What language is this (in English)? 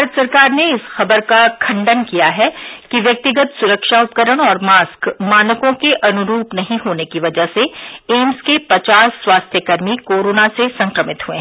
Hindi